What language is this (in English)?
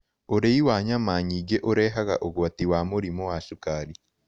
Kikuyu